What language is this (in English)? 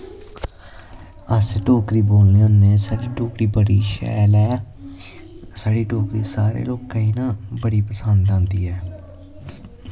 Dogri